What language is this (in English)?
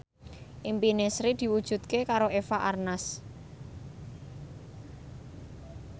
Javanese